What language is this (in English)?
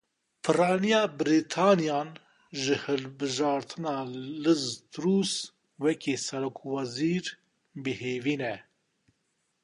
Kurdish